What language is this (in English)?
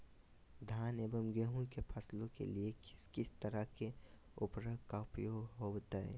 Magahi